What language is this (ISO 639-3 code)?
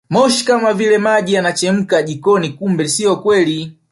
swa